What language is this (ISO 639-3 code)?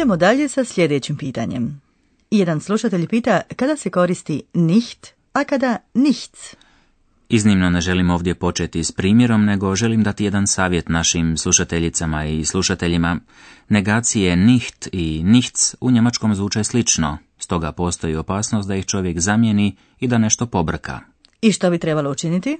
hrv